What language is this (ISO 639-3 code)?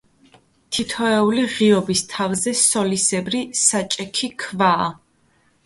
kat